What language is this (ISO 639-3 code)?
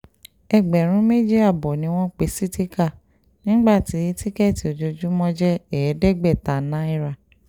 yor